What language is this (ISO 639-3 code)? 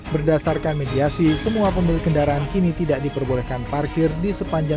ind